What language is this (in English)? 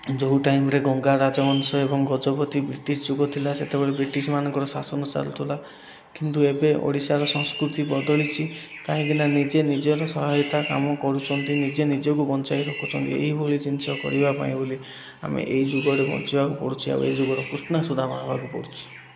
Odia